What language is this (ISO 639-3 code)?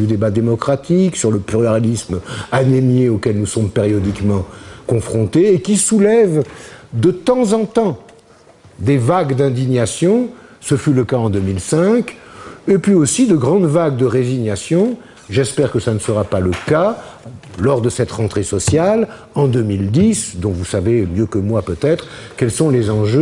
fra